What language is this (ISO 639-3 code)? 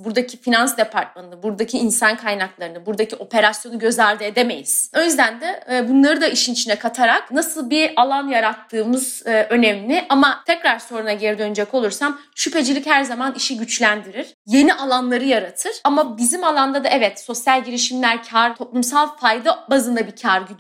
tur